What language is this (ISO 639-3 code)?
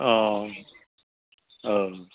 brx